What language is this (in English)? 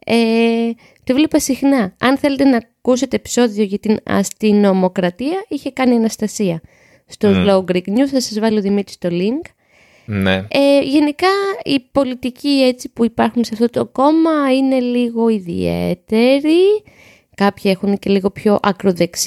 Greek